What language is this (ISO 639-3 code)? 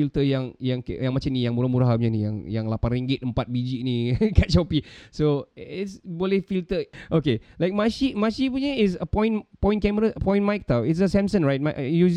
msa